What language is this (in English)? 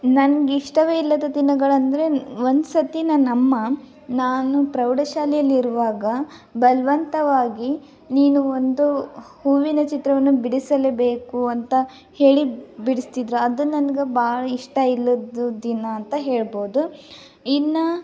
Kannada